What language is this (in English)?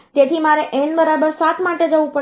Gujarati